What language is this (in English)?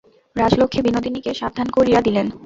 Bangla